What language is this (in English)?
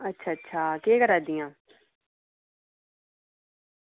Dogri